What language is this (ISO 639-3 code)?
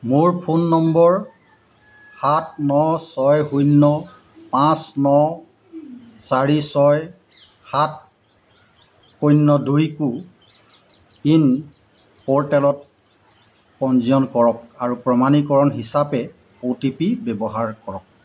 asm